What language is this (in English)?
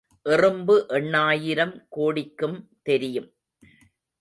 Tamil